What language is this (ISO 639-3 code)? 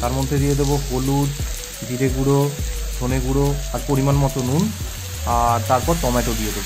hin